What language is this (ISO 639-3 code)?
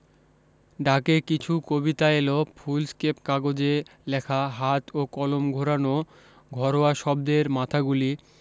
ben